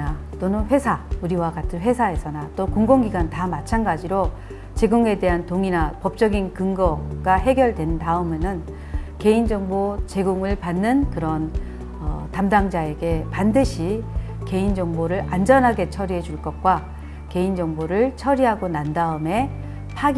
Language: Korean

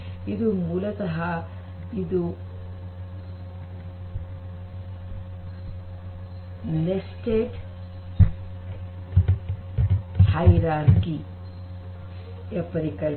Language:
Kannada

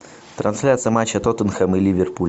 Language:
Russian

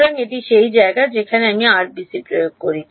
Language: Bangla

